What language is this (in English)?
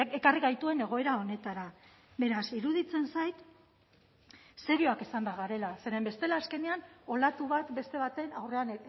Basque